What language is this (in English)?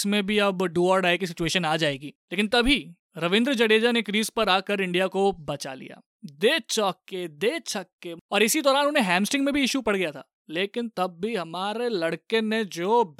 Hindi